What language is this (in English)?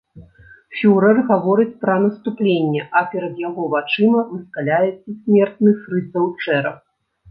Belarusian